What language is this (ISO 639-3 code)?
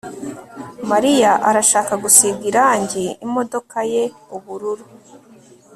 kin